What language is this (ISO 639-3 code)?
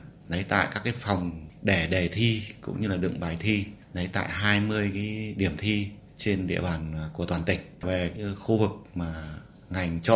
vie